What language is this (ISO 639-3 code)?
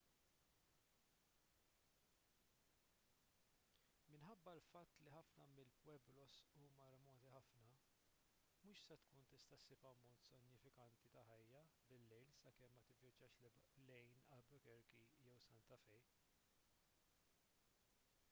mlt